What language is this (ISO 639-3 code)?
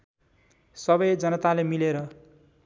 nep